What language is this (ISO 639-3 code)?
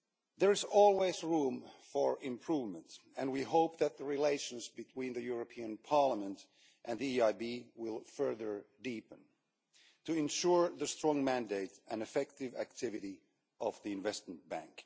eng